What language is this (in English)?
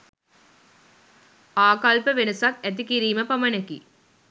Sinhala